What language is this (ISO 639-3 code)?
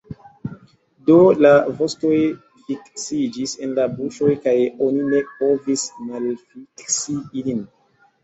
epo